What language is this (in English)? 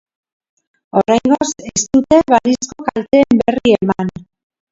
Basque